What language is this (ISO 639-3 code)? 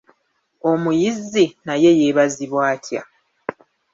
lug